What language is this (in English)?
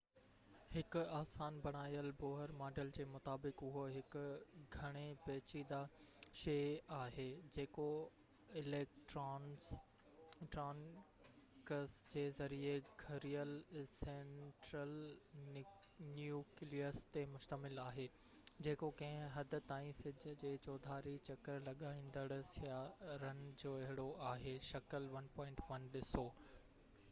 Sindhi